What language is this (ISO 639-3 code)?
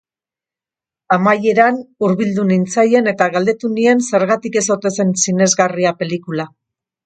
eus